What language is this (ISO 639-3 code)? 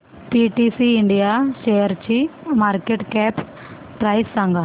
mar